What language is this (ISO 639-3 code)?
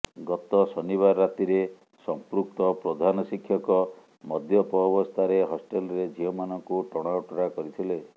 ori